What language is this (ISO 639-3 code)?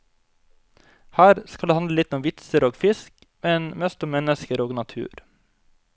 nor